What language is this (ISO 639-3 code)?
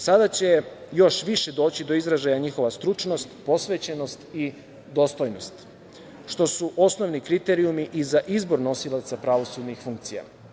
srp